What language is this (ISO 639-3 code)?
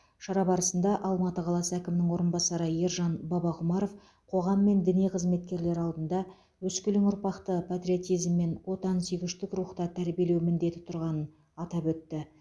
kaz